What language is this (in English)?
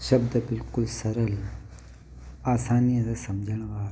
Sindhi